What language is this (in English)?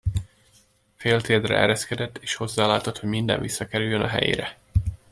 Hungarian